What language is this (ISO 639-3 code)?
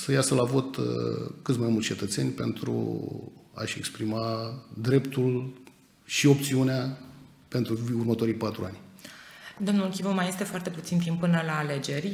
ron